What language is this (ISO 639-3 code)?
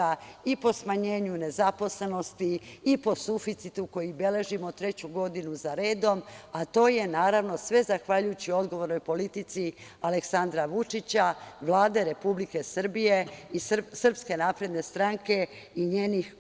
srp